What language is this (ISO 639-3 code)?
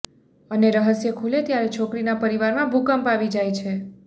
guj